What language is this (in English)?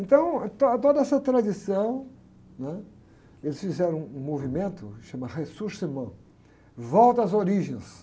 Portuguese